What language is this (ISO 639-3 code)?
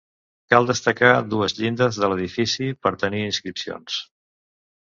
cat